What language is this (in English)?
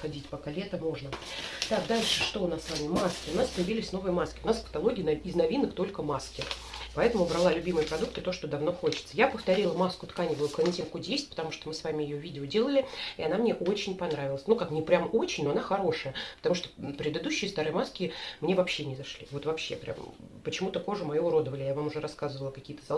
Russian